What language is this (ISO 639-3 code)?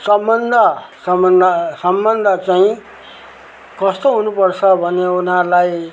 nep